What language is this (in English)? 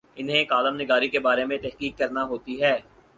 Urdu